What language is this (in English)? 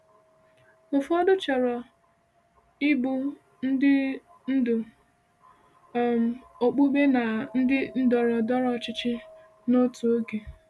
Igbo